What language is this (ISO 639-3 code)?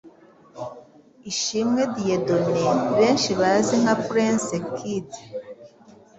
kin